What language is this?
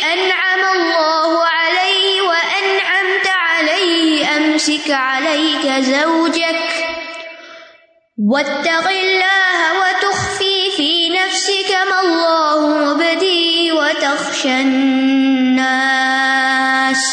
Urdu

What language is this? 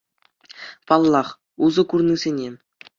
Chuvash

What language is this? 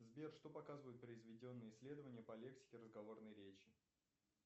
Russian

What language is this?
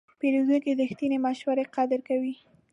Pashto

